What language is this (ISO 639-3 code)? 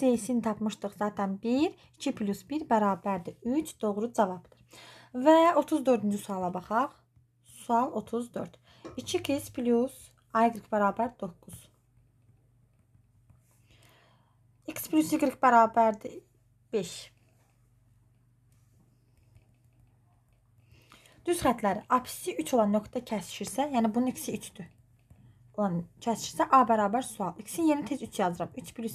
tur